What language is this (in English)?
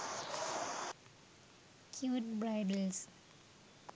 Sinhala